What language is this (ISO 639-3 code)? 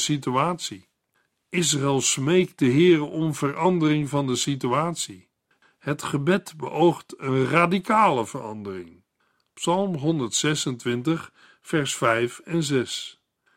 nld